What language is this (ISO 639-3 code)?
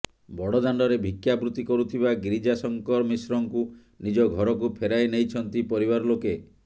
ori